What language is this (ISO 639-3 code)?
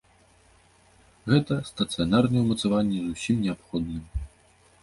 bel